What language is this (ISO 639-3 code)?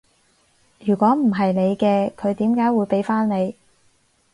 yue